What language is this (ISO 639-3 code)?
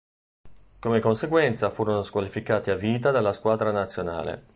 ita